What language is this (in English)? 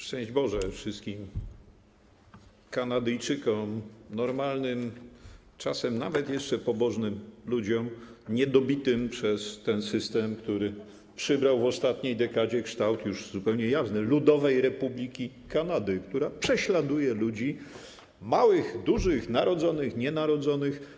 Polish